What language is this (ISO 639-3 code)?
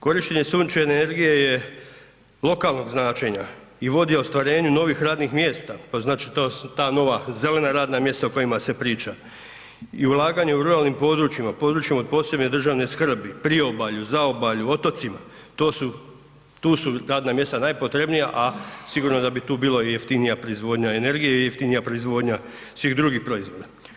hrv